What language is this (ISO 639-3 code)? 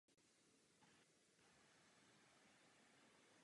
ces